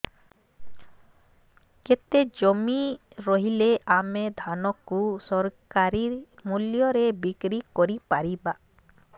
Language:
Odia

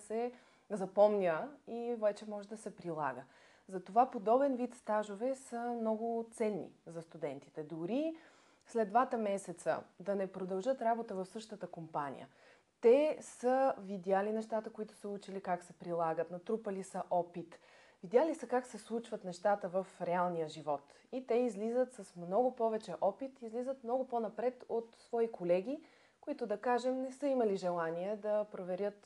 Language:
Bulgarian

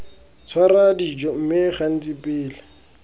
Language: Tswana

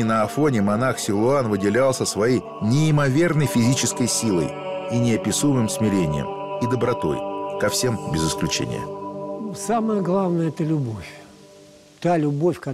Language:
Russian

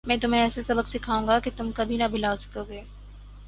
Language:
Urdu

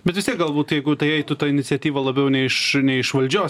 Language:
Lithuanian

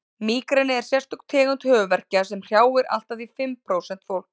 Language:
Icelandic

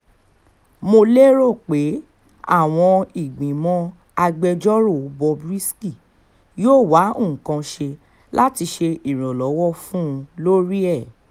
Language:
Yoruba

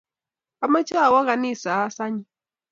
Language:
Kalenjin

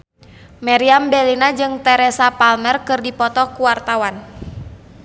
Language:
Sundanese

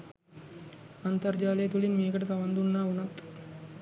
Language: Sinhala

